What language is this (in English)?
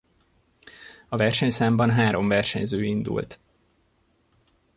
Hungarian